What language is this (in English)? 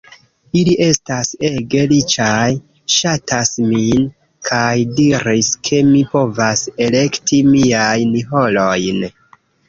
Esperanto